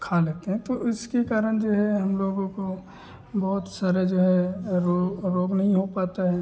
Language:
Hindi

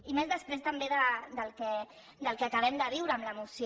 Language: Catalan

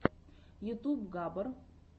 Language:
Russian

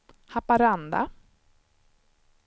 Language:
Swedish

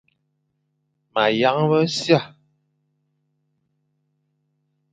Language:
Fang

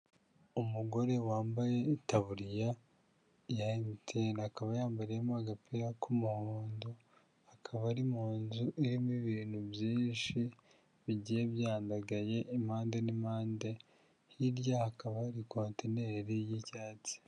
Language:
Kinyarwanda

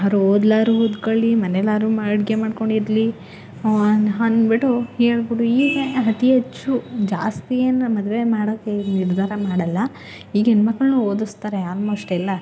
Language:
Kannada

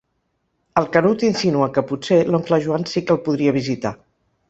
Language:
Catalan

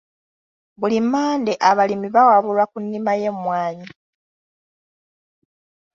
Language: Ganda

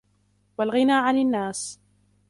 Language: Arabic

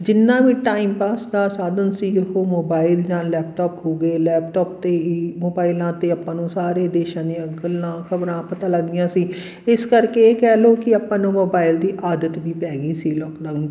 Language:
Punjabi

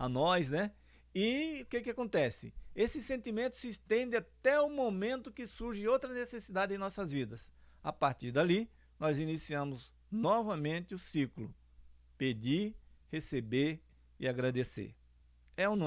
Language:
Portuguese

